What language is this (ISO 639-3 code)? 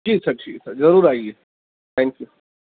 urd